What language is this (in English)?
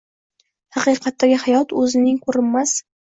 Uzbek